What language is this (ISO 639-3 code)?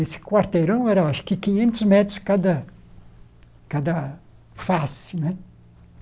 por